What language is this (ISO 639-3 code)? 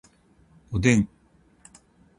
jpn